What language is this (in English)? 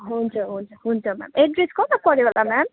Nepali